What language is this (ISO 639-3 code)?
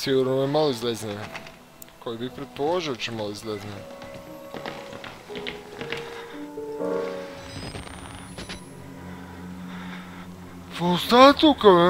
bul